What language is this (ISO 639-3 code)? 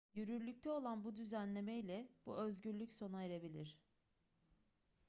tur